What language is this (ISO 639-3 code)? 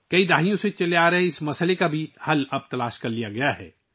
urd